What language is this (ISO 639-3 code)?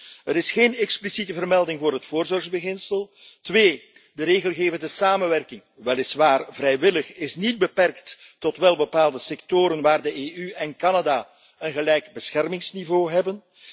nld